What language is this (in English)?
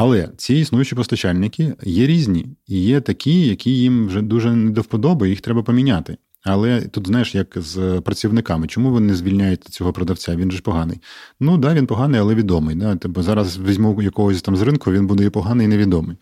Ukrainian